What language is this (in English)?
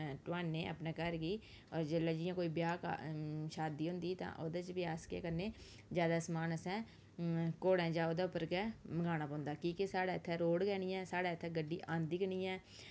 Dogri